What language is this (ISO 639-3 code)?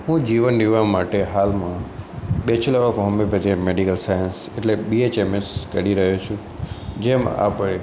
guj